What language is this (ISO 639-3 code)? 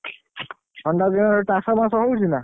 ori